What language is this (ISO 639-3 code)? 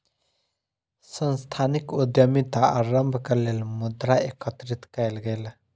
mai